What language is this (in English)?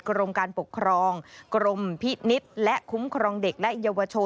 Thai